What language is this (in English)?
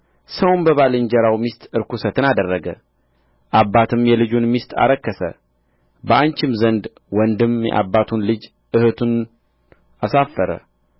Amharic